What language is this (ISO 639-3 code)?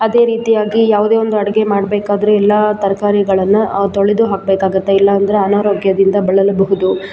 kan